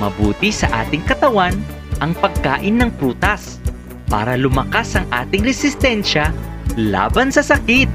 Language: Filipino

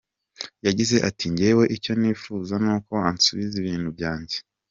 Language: Kinyarwanda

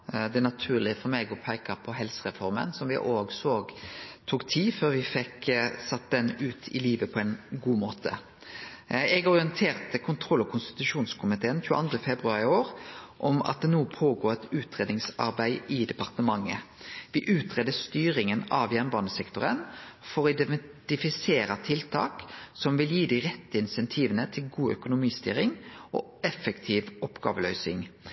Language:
Norwegian Nynorsk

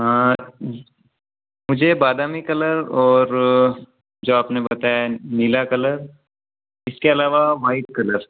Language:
Hindi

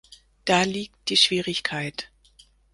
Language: German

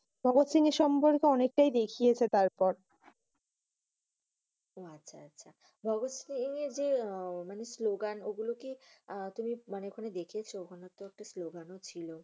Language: Bangla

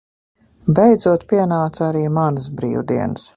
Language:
Latvian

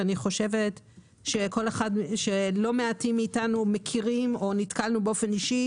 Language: Hebrew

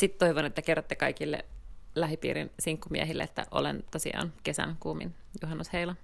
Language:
Finnish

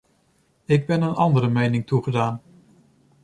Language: Dutch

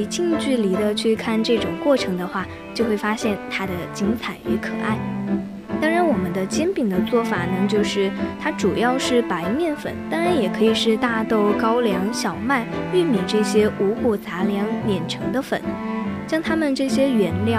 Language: Chinese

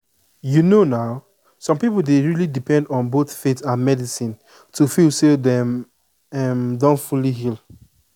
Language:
Nigerian Pidgin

